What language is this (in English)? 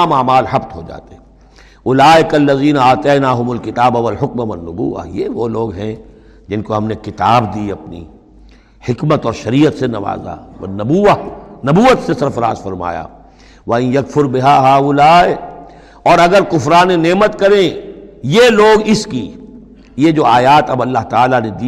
Urdu